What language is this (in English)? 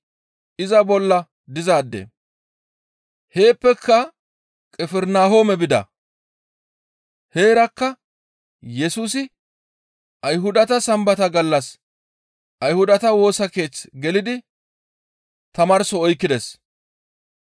Gamo